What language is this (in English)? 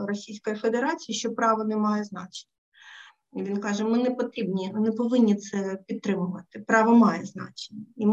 Ukrainian